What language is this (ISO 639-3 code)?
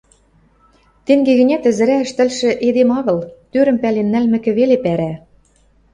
mrj